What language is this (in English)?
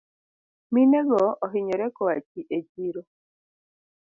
Luo (Kenya and Tanzania)